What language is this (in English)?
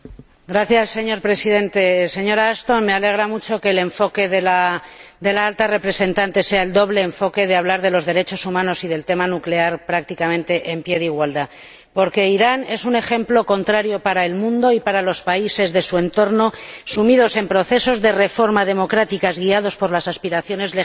Spanish